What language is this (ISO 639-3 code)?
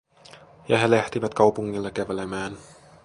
fin